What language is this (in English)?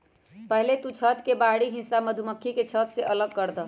Magahi